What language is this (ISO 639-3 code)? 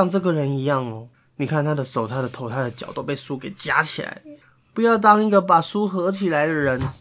zho